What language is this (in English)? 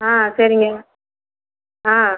Tamil